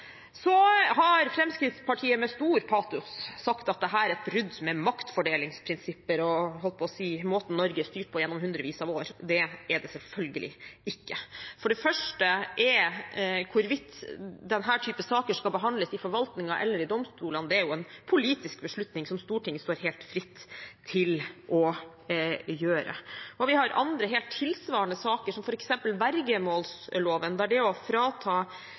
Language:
Norwegian Bokmål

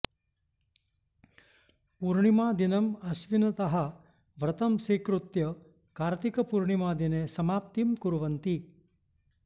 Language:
Sanskrit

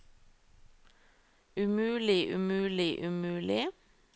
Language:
Norwegian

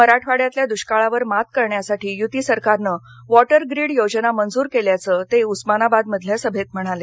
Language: Marathi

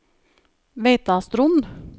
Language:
Norwegian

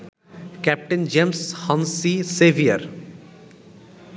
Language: Bangla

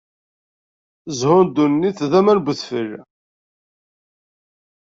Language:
Kabyle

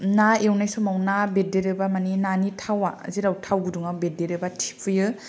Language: Bodo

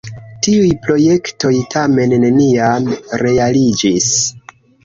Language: Esperanto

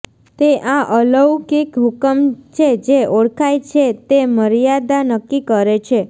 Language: Gujarati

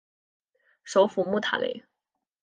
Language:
Chinese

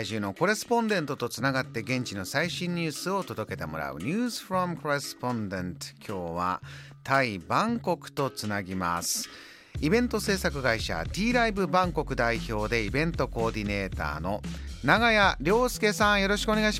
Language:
Japanese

